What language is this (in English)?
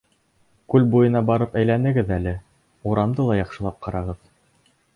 Bashkir